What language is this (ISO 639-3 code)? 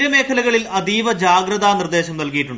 mal